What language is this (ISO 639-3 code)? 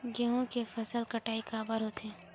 hne